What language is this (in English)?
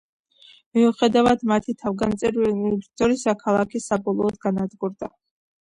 Georgian